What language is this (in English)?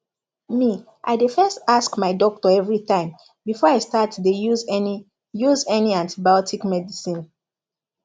Nigerian Pidgin